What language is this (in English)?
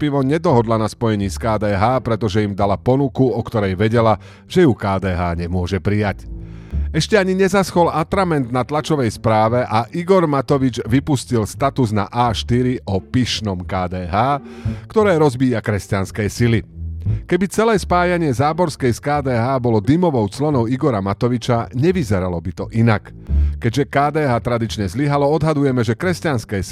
Slovak